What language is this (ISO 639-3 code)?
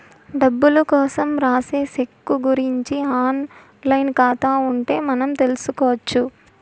tel